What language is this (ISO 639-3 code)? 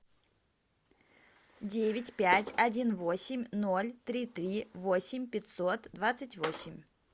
rus